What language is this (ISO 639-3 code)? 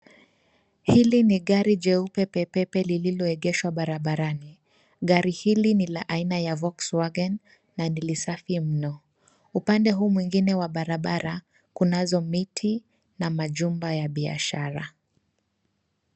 swa